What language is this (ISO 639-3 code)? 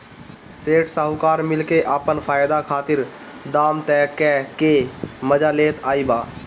bho